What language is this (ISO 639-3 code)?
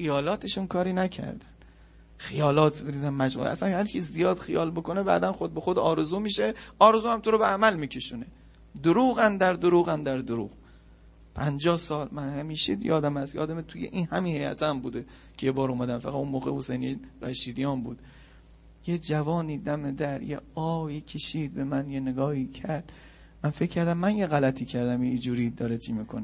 fas